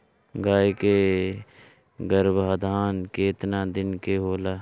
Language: Bhojpuri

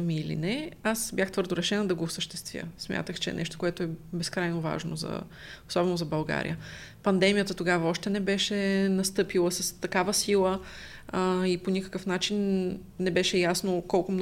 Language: Bulgarian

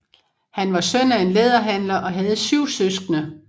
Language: Danish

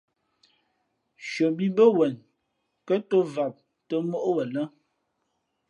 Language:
Fe'fe'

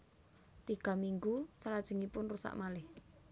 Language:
Javanese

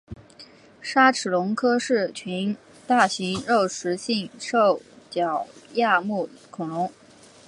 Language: Chinese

